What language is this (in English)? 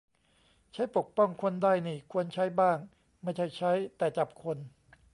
Thai